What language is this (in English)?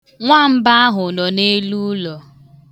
Igbo